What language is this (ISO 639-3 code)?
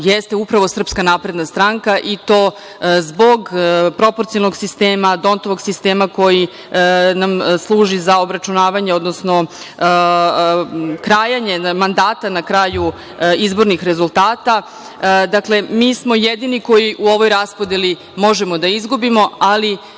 srp